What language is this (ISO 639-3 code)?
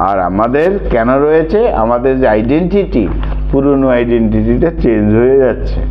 ben